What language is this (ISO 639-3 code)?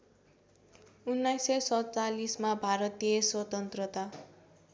nep